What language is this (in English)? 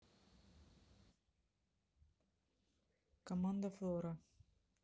Russian